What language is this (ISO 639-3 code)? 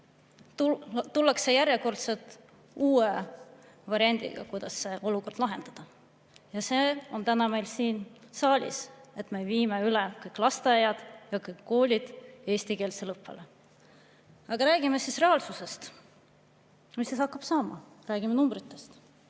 est